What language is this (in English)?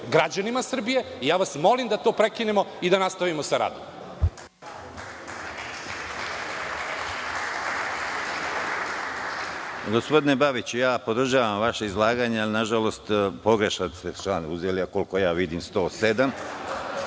Serbian